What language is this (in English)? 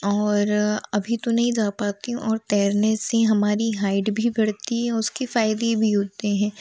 Hindi